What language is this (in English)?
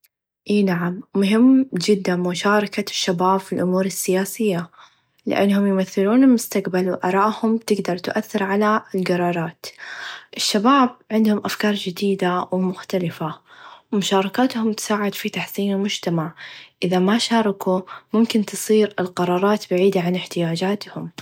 Najdi Arabic